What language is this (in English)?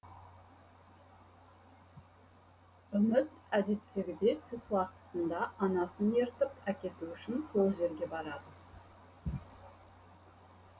Kazakh